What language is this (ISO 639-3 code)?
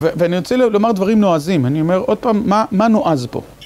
heb